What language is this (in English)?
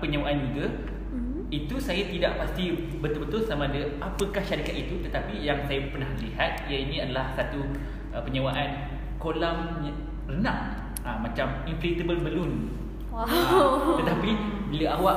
Malay